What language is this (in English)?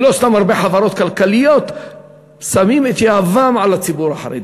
Hebrew